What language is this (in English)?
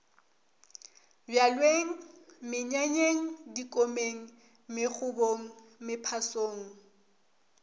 Northern Sotho